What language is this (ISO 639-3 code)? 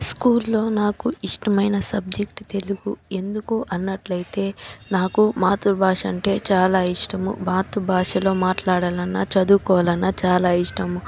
tel